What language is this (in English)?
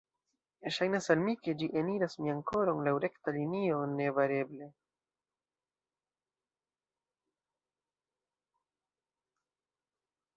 Esperanto